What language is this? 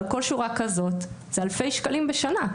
Hebrew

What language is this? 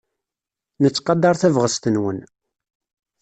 Kabyle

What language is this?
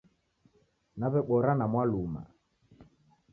Taita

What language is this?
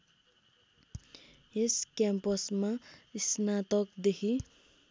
Nepali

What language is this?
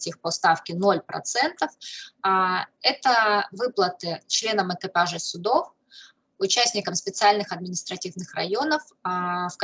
Russian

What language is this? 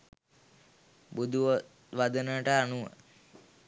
Sinhala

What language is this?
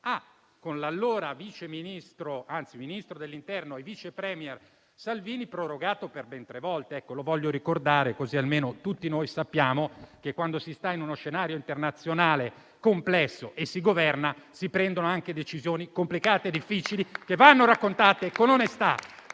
Italian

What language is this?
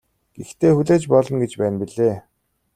Mongolian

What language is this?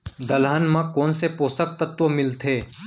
Chhattisgarhi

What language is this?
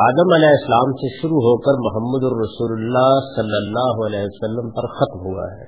Urdu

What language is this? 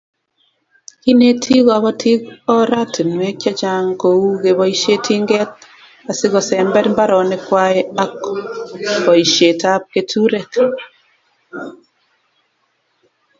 Kalenjin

